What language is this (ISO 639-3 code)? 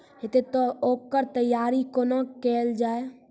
mai